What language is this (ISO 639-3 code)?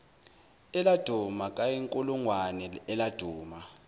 zul